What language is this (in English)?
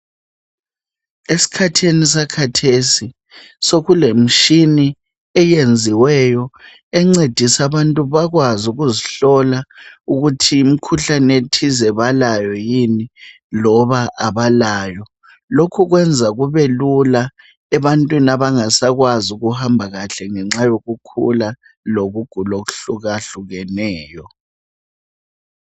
North Ndebele